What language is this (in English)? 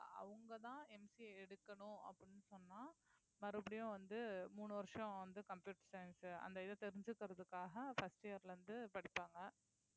Tamil